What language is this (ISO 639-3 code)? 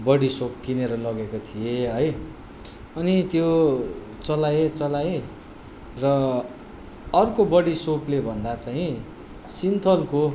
nep